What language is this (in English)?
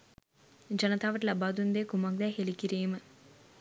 Sinhala